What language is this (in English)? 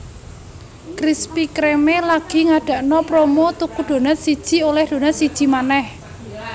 Javanese